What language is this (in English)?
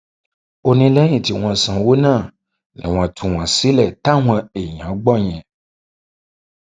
Yoruba